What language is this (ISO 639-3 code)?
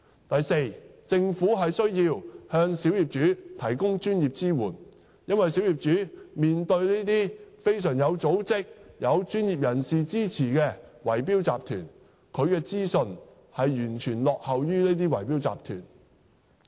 yue